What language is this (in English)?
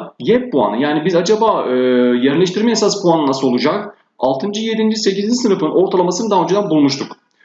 Turkish